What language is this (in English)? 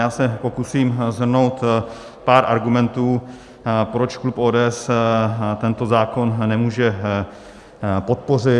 Czech